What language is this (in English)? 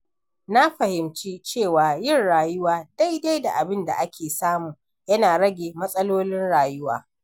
Hausa